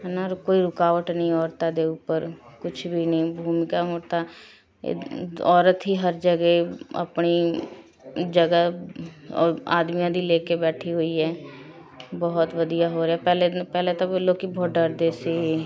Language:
Punjabi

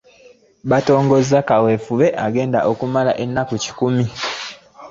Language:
Ganda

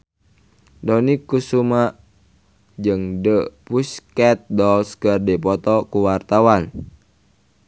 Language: Sundanese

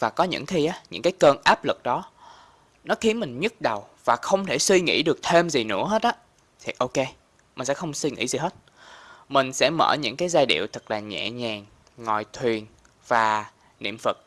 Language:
Vietnamese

